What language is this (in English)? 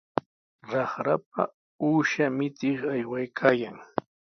Sihuas Ancash Quechua